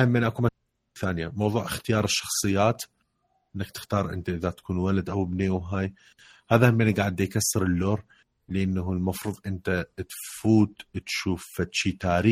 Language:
Arabic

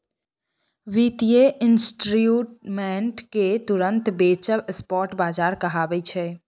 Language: Maithili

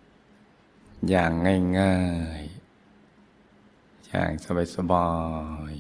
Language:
Thai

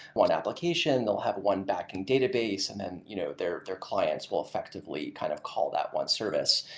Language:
English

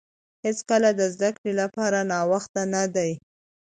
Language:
Pashto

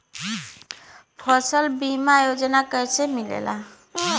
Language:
Bhojpuri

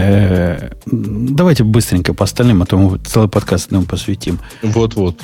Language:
Russian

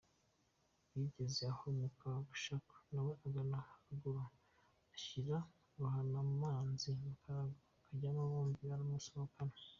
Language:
Kinyarwanda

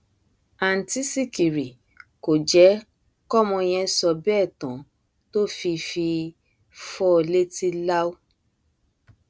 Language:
Yoruba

